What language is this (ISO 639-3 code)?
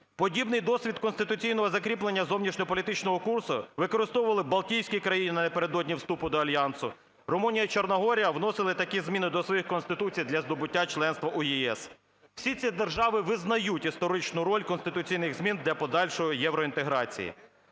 ukr